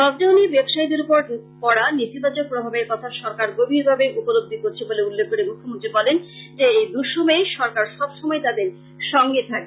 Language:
Bangla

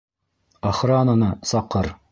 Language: Bashkir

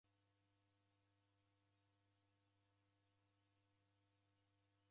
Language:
Taita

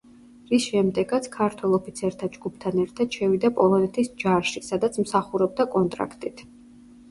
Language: Georgian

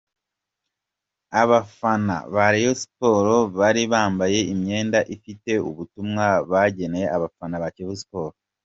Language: Kinyarwanda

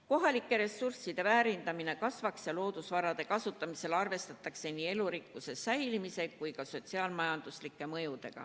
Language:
Estonian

